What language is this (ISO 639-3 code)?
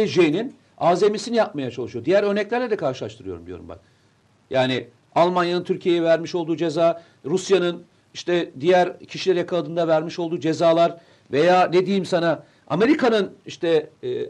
tur